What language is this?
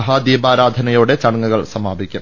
Malayalam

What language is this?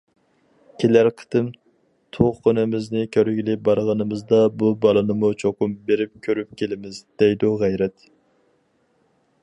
Uyghur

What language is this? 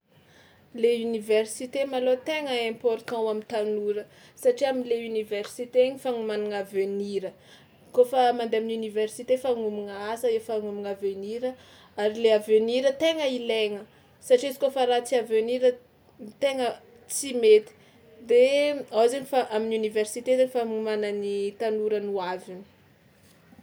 Tsimihety Malagasy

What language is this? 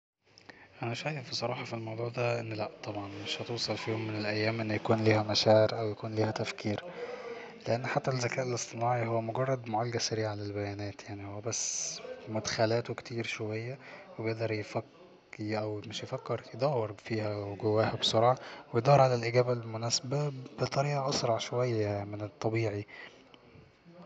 Egyptian Arabic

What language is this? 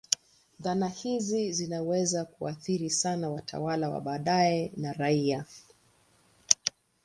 Swahili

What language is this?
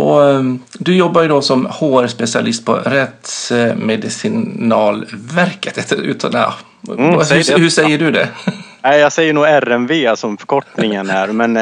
Swedish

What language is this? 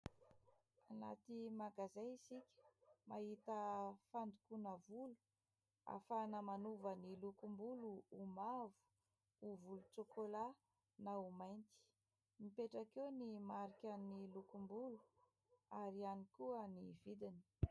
Malagasy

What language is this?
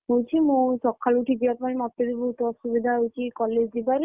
Odia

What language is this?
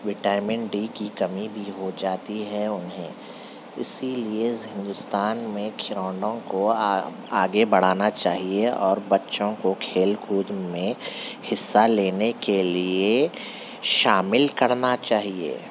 Urdu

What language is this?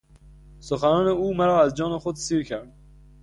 Persian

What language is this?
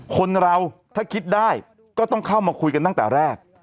Thai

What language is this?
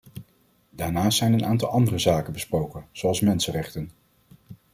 Dutch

